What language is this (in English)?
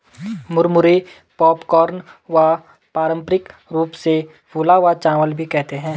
Hindi